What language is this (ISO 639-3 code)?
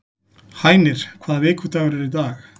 isl